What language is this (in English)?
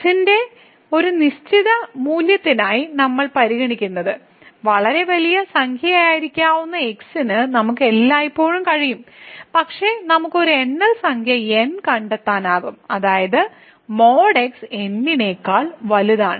Malayalam